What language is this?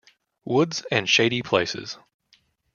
English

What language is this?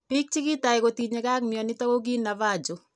Kalenjin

